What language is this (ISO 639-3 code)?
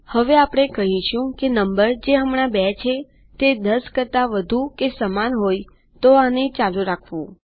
guj